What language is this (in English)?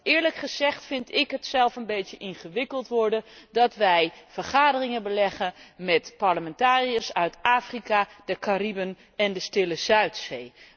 Dutch